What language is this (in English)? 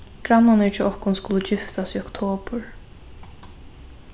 Faroese